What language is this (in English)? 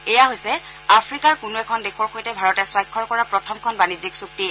Assamese